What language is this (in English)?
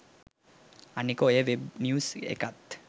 Sinhala